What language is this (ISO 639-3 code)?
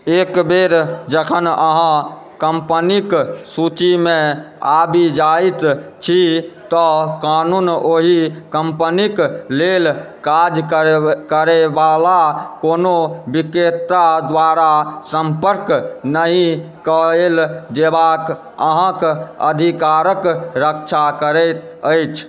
mai